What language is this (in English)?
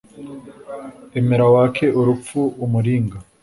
Kinyarwanda